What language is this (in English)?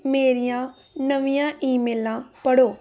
Punjabi